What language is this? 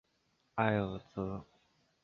Chinese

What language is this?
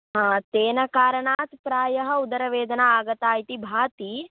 Sanskrit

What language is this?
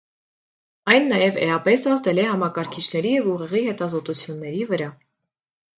Armenian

